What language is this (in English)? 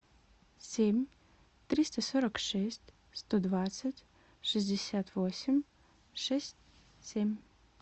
Russian